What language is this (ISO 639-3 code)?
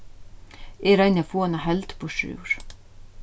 fao